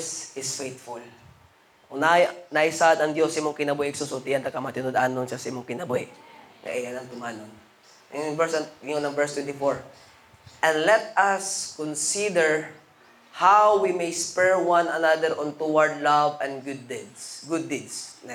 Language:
Filipino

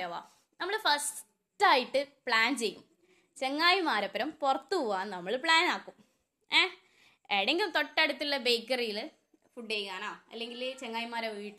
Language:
Malayalam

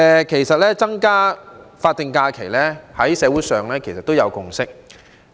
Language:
Cantonese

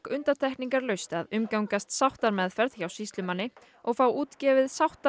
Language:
Icelandic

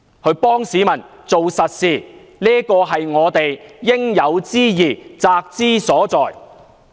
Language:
Cantonese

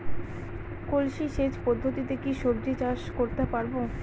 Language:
Bangla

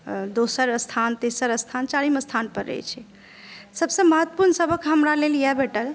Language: Maithili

